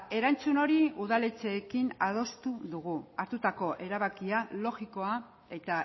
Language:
Basque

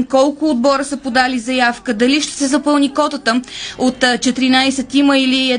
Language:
Bulgarian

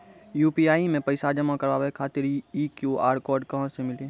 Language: Maithili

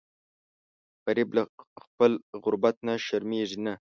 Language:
Pashto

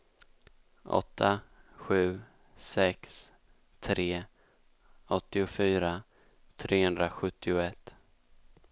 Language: Swedish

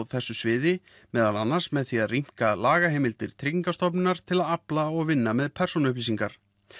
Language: Icelandic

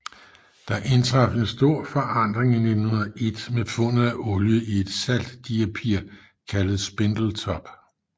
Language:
Danish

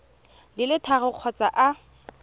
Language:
Tswana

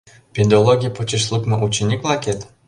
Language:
Mari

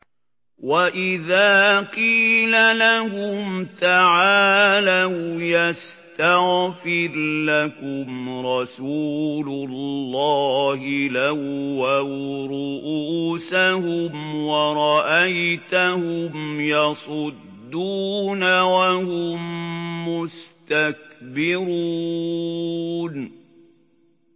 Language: Arabic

